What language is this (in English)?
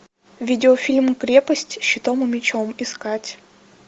Russian